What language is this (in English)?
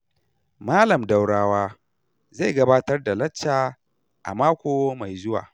Hausa